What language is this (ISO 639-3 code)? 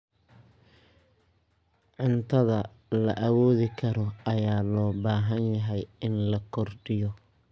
som